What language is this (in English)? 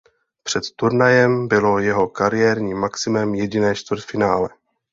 Czech